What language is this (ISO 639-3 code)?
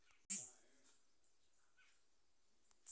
bho